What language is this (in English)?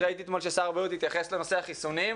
Hebrew